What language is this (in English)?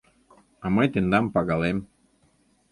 Mari